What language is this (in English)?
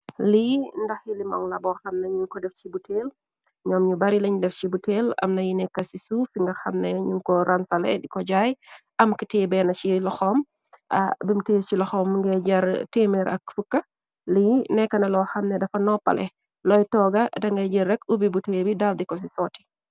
Wolof